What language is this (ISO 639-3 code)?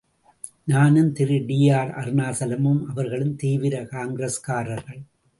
tam